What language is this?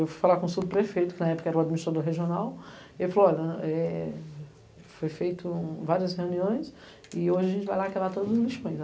Portuguese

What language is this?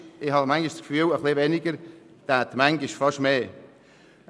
Swiss German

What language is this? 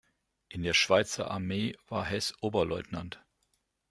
German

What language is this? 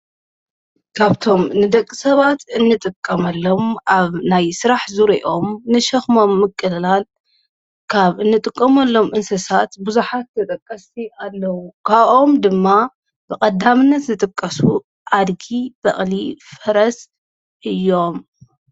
Tigrinya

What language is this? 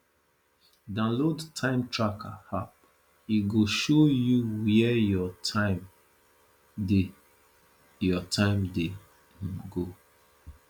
Nigerian Pidgin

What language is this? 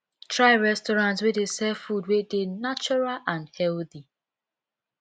Nigerian Pidgin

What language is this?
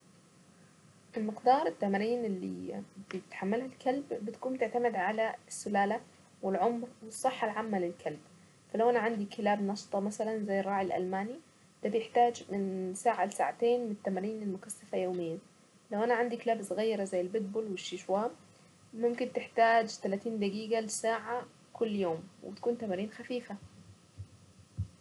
Saidi Arabic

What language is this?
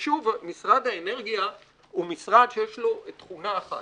Hebrew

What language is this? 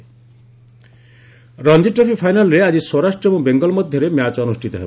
Odia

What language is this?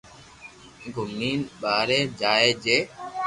Loarki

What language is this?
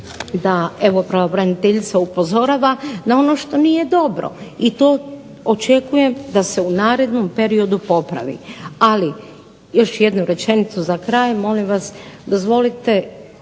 Croatian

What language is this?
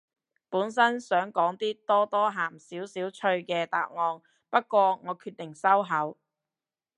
Cantonese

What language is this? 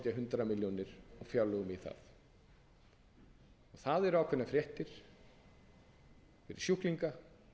Icelandic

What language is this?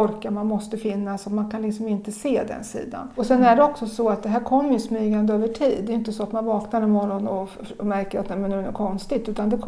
Swedish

